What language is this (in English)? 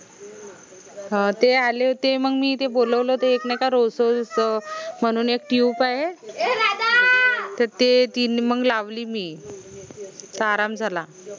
Marathi